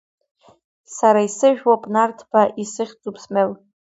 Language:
Abkhazian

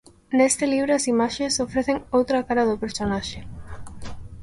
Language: Galician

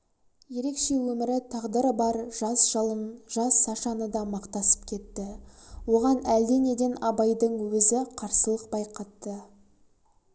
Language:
Kazakh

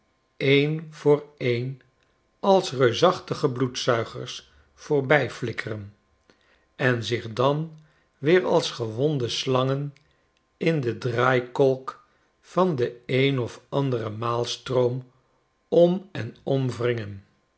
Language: Dutch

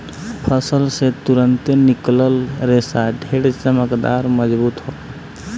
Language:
Bhojpuri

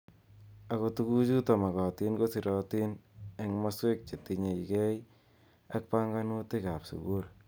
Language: Kalenjin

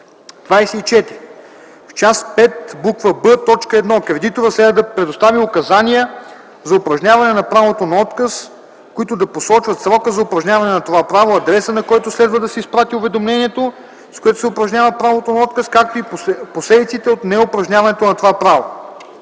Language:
Bulgarian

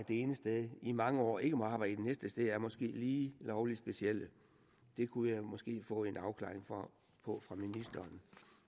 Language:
Danish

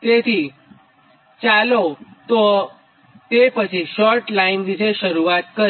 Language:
Gujarati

